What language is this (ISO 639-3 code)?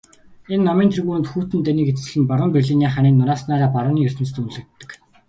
mon